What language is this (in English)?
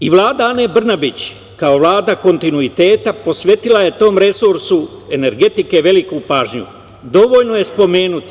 Serbian